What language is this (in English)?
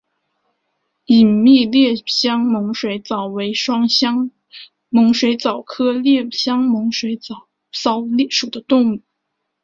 Chinese